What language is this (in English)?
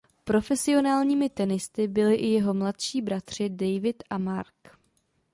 Czech